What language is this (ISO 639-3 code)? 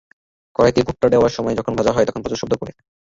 ben